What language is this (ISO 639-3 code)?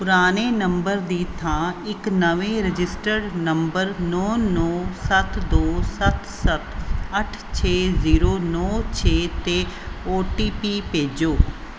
pan